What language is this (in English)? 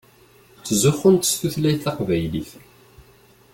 Kabyle